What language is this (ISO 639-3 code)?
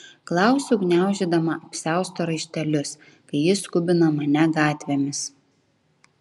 lit